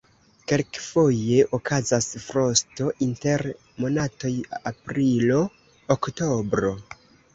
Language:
Esperanto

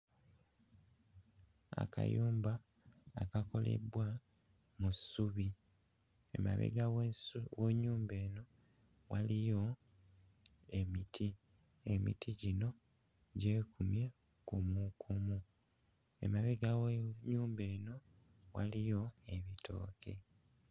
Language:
Ganda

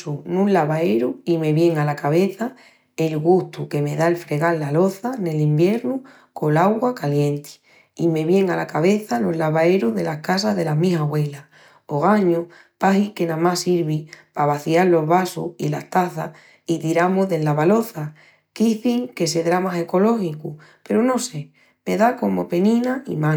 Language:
Extremaduran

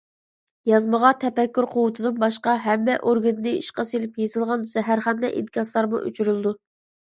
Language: Uyghur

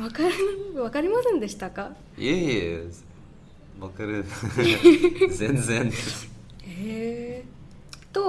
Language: Japanese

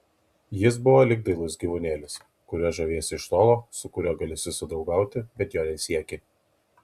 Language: Lithuanian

